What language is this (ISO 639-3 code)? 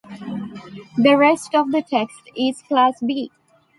eng